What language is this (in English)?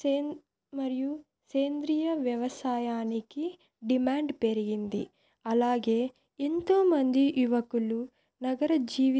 Telugu